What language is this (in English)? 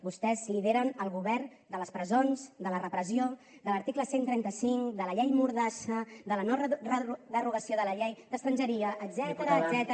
Catalan